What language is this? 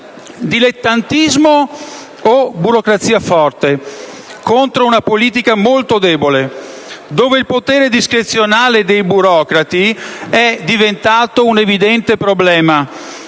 Italian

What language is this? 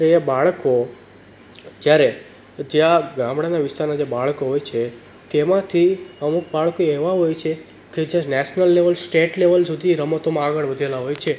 Gujarati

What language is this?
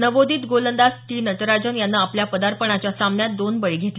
Marathi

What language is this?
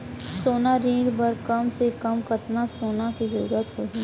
Chhattisgarhi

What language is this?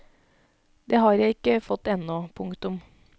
Norwegian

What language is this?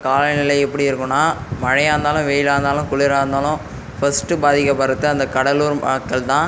Tamil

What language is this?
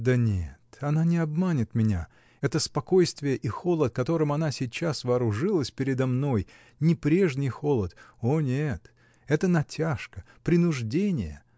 Russian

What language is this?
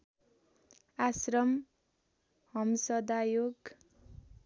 Nepali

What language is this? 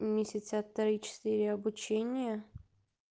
Russian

